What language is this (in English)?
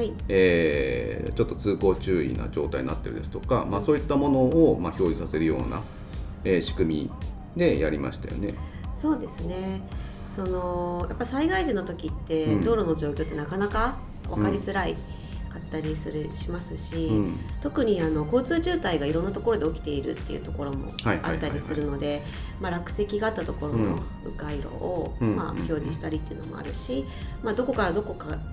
Japanese